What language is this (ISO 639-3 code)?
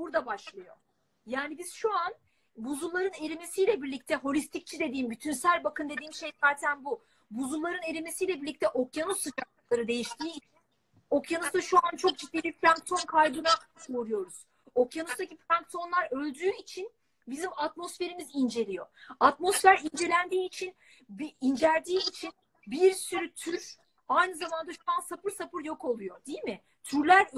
tur